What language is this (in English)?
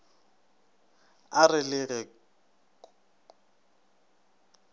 Northern Sotho